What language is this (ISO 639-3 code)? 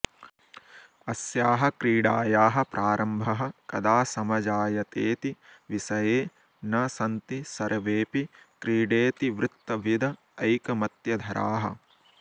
san